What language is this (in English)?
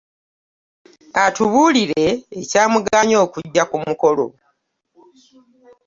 Ganda